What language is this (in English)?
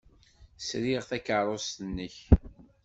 Kabyle